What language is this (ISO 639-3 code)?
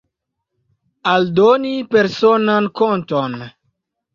epo